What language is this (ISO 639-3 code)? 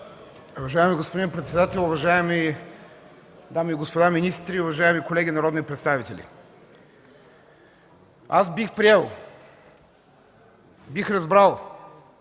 bul